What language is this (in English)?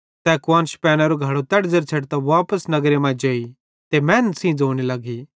Bhadrawahi